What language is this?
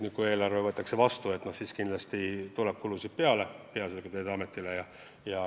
Estonian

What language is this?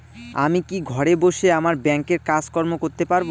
Bangla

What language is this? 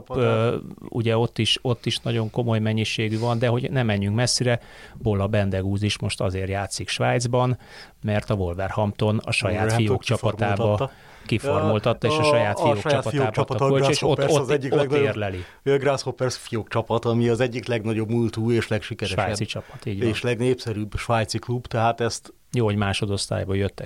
Hungarian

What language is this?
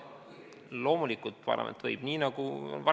Estonian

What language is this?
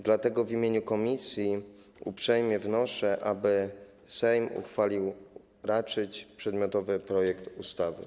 Polish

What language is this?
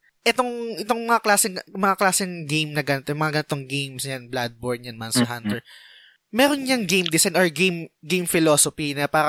Filipino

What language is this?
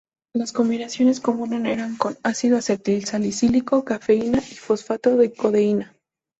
Spanish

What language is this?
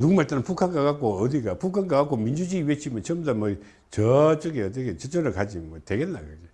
Korean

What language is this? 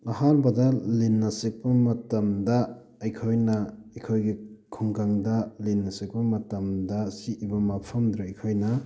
Manipuri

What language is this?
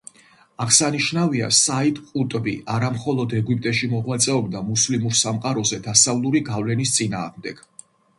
Georgian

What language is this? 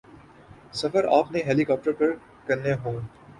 Urdu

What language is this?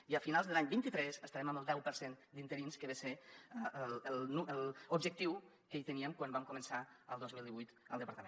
Catalan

